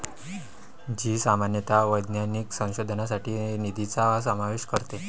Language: Marathi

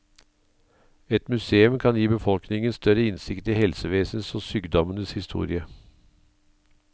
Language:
Norwegian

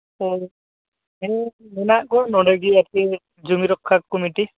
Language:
Santali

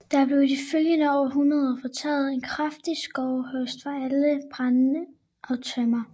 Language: Danish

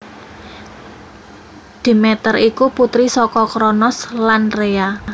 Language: Javanese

